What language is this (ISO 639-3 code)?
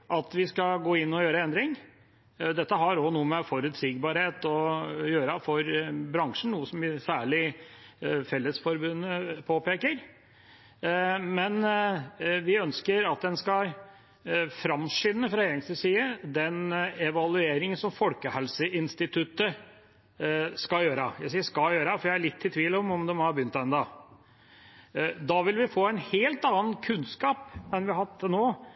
nob